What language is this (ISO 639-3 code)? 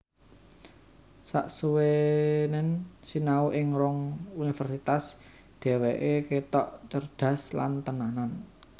jav